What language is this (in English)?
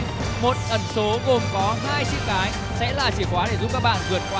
Vietnamese